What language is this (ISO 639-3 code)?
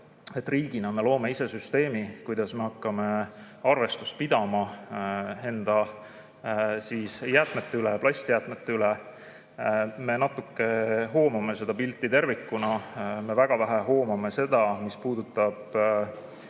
est